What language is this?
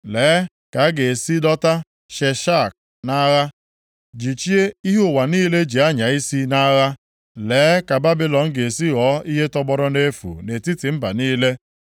Igbo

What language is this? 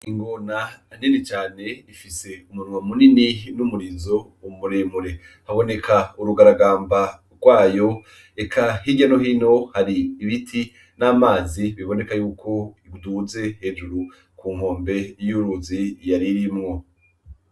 Rundi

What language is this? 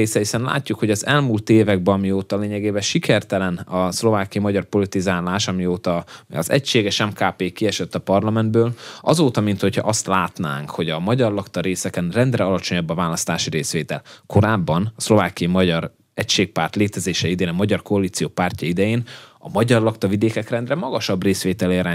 Hungarian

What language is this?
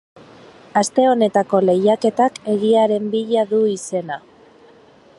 Basque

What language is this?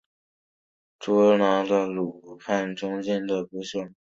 Chinese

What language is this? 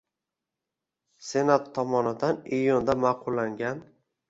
Uzbek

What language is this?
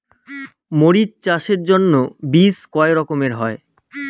Bangla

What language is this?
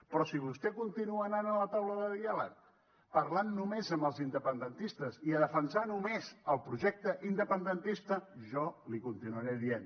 Catalan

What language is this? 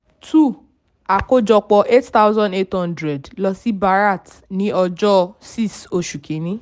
Yoruba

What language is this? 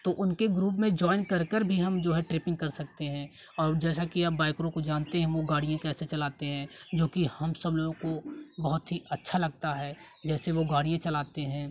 Hindi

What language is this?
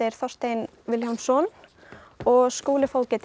Icelandic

